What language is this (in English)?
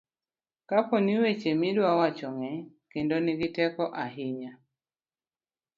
Luo (Kenya and Tanzania)